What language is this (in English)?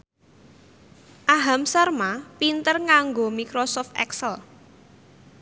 Javanese